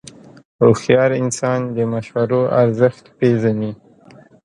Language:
Pashto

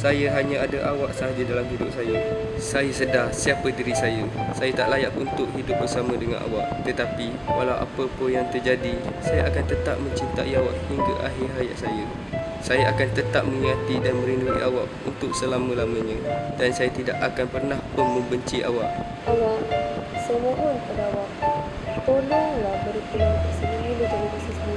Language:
Malay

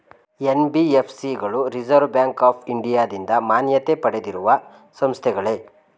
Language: Kannada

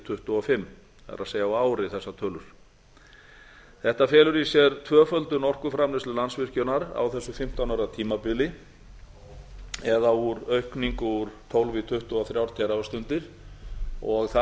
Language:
Icelandic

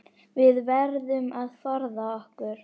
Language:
Icelandic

